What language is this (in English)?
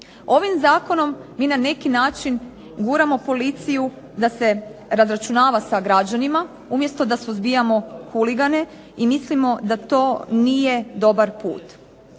Croatian